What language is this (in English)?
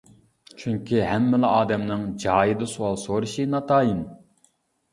Uyghur